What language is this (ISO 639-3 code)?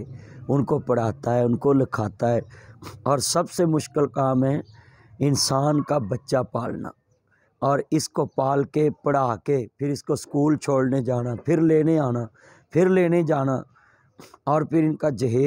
hin